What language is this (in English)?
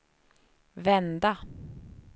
Swedish